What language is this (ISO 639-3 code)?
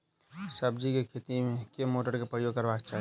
mai